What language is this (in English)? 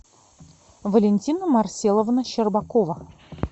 Russian